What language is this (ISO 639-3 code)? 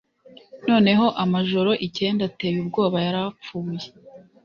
kin